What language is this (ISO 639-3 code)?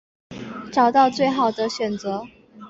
zho